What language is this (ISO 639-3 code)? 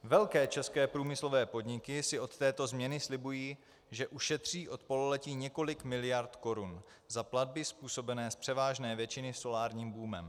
ces